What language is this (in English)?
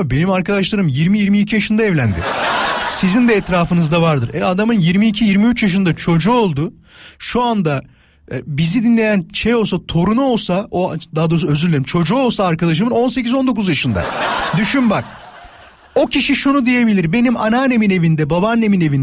Turkish